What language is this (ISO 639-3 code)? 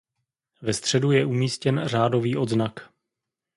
ces